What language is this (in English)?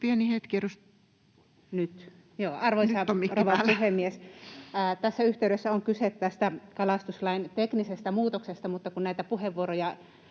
Finnish